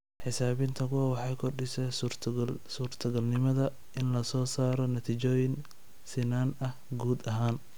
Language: Somali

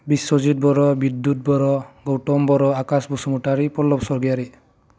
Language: Bodo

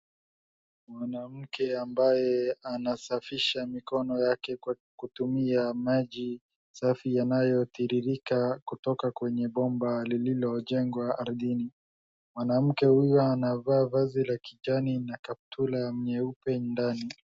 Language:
Swahili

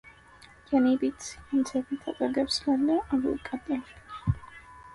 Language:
Amharic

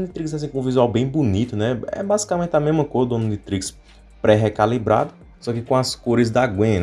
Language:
Portuguese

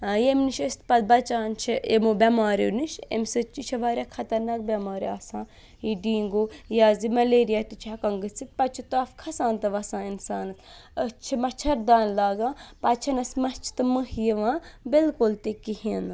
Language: Kashmiri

